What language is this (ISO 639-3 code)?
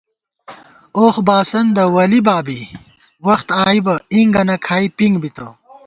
gwt